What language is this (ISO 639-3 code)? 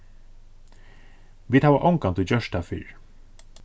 fao